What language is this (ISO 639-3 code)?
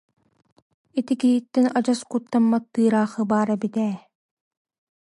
sah